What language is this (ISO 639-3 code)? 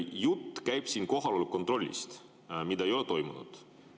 est